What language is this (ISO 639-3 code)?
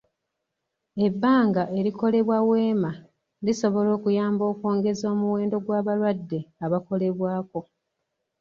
lug